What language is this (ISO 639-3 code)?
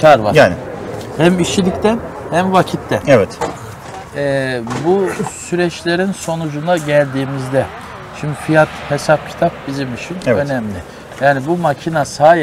tur